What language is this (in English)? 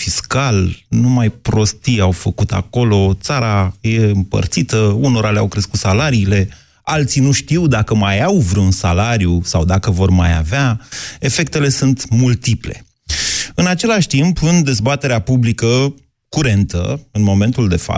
Romanian